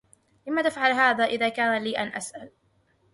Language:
Arabic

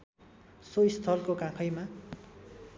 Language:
Nepali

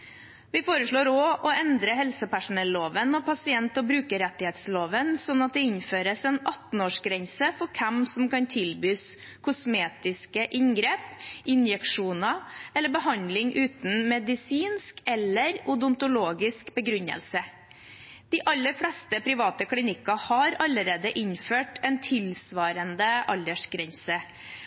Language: Norwegian Bokmål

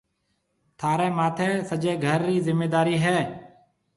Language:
Marwari (Pakistan)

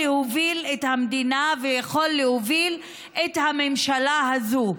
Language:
Hebrew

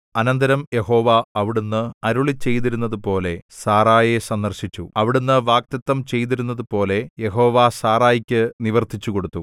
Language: Malayalam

